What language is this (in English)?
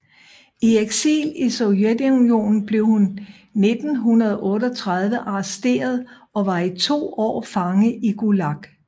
Danish